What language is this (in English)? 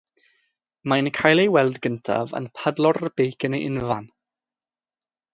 Welsh